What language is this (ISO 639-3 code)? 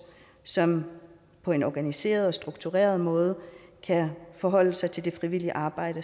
dan